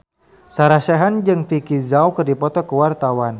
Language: Sundanese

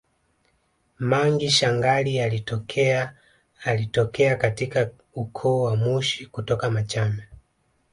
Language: Swahili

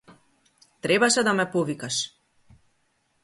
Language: Macedonian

